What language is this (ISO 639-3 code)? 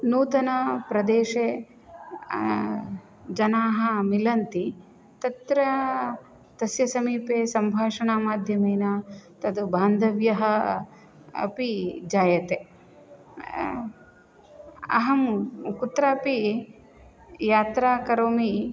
san